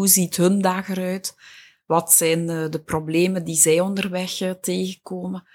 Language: Dutch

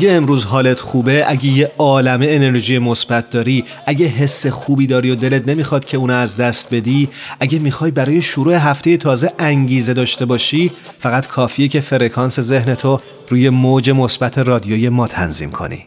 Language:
Persian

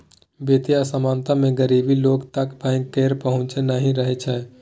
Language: Maithili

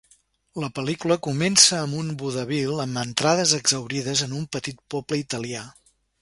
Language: Catalan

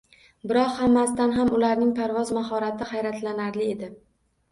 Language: Uzbek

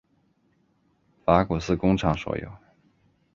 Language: Chinese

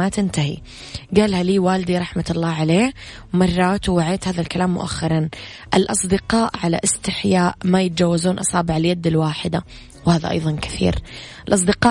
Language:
Arabic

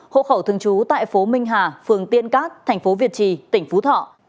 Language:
Vietnamese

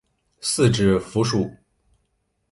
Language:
Chinese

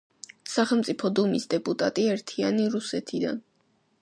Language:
Georgian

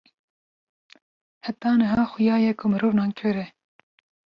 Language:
Kurdish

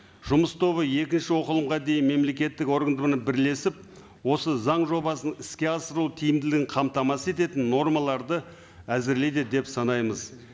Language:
Kazakh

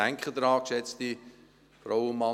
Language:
Swiss German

